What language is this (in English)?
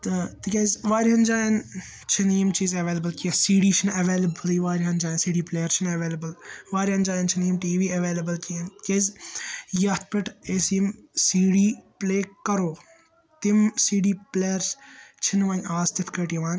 Kashmiri